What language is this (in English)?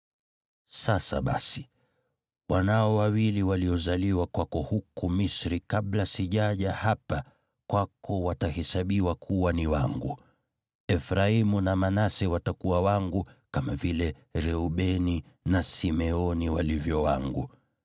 Swahili